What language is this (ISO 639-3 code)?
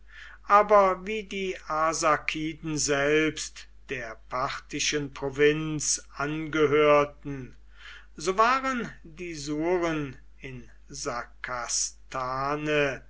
deu